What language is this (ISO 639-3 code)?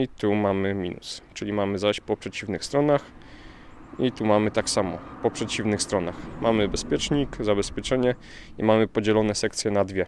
pol